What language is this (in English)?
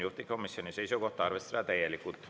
Estonian